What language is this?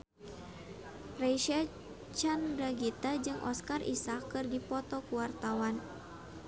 Sundanese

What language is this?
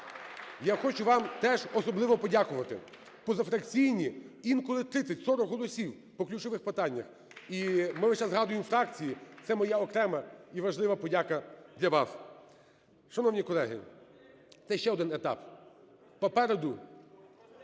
Ukrainian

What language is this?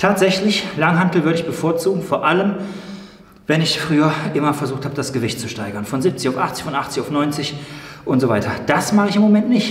German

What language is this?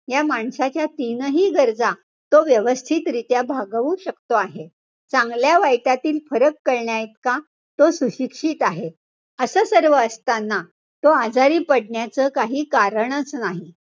Marathi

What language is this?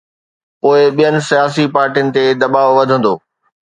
Sindhi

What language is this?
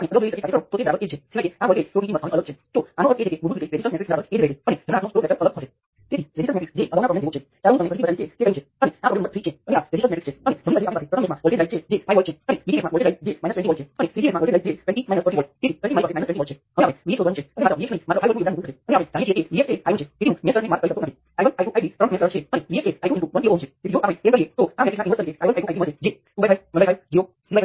Gujarati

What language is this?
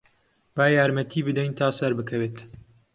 Central Kurdish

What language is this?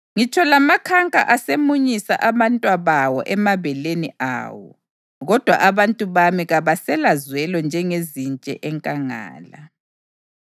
North Ndebele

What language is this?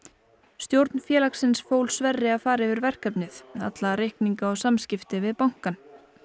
Icelandic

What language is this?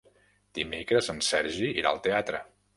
Catalan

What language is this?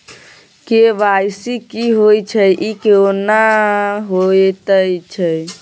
Maithili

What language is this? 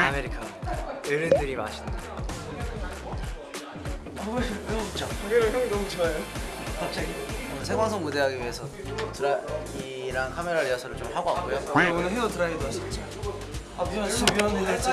Korean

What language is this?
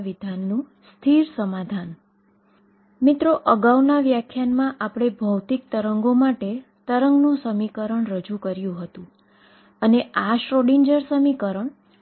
Gujarati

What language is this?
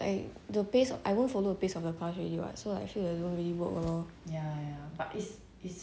English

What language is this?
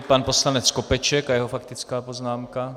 Czech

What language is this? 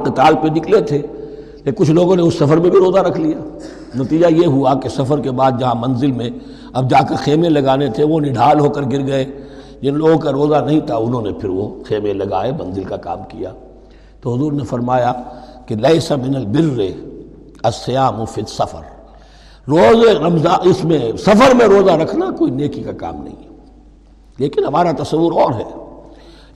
Urdu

